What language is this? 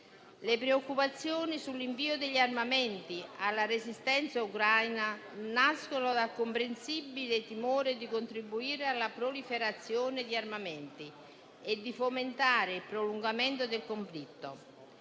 Italian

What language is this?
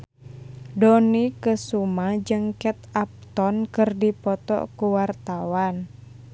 Sundanese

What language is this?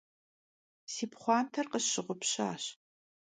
Kabardian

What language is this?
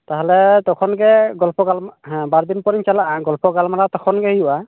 Santali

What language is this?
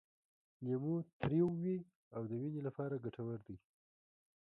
Pashto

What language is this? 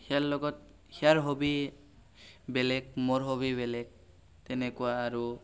Assamese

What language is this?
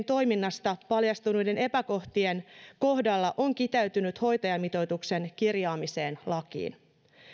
Finnish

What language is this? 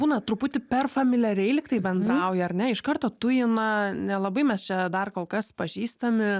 Lithuanian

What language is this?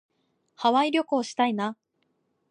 Japanese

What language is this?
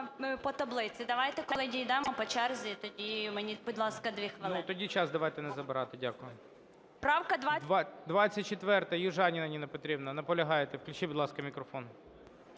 Ukrainian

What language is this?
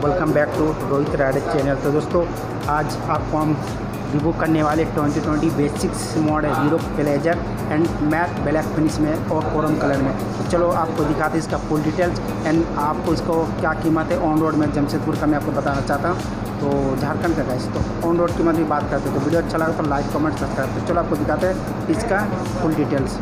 Hindi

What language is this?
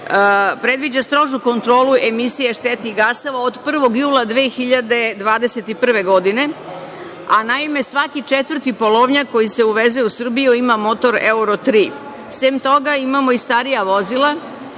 Serbian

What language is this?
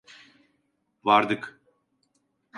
Turkish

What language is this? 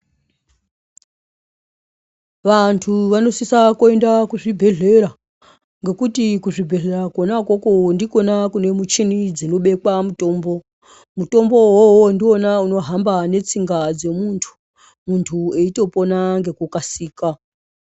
Ndau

